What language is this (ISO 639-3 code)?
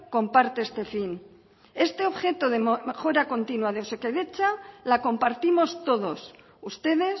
spa